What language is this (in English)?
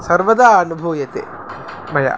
Sanskrit